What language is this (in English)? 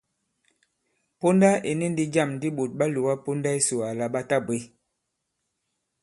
Bankon